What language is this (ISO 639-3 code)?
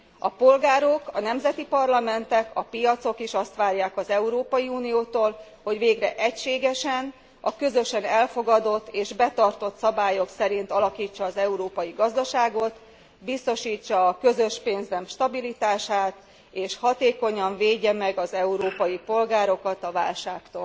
hun